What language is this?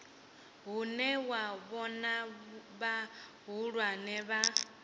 Venda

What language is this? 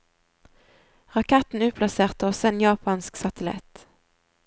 Norwegian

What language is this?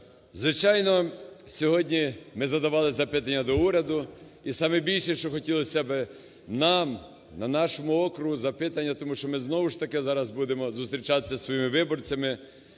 Ukrainian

